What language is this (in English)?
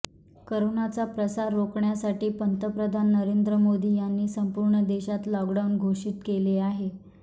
Marathi